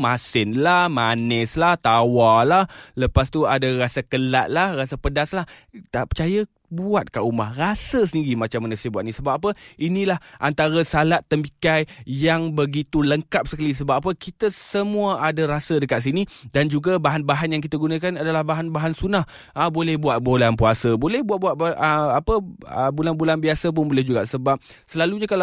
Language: Malay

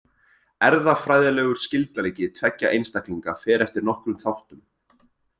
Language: Icelandic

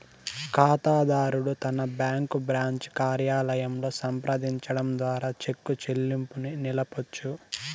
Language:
Telugu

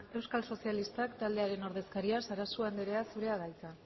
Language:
Basque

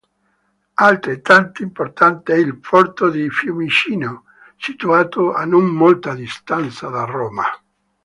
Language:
Italian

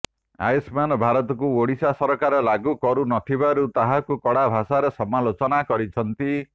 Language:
Odia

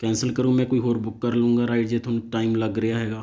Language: Punjabi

